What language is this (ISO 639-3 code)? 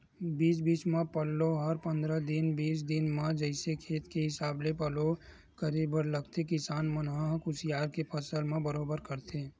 hne